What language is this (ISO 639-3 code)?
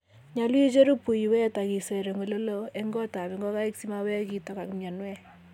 kln